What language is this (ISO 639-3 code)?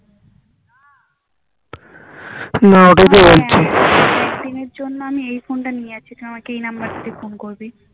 ben